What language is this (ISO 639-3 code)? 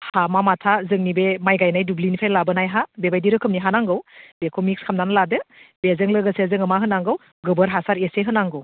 brx